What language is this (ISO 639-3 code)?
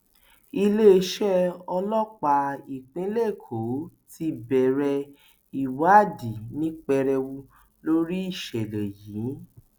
yor